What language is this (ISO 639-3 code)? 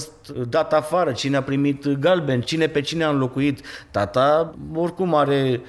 ron